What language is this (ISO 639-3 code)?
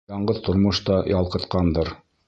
bak